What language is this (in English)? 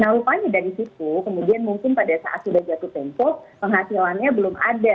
Indonesian